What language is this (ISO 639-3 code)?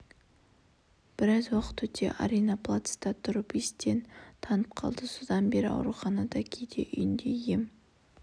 kaz